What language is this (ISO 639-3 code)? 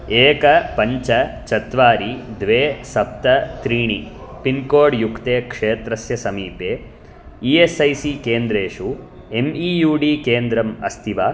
san